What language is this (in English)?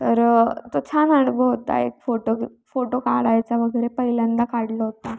Marathi